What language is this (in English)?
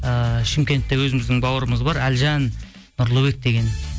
Kazakh